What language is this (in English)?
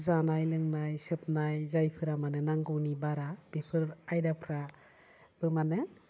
Bodo